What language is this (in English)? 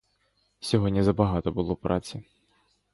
Ukrainian